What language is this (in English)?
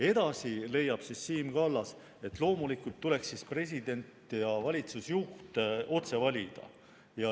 Estonian